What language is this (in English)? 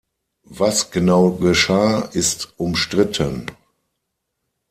German